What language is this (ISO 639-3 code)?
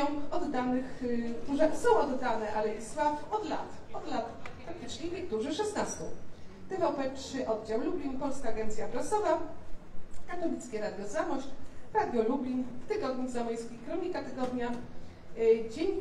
pol